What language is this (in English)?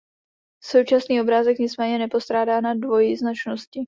Czech